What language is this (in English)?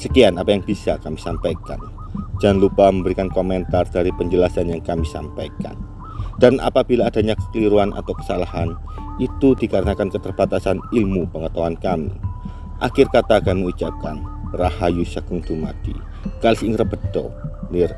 Indonesian